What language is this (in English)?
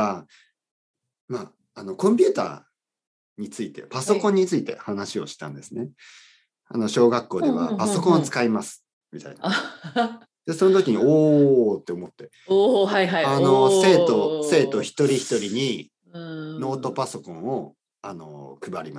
Japanese